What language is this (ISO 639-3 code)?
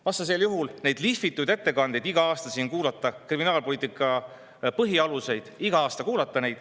est